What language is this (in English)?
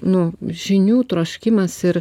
Lithuanian